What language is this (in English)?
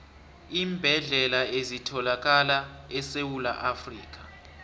South Ndebele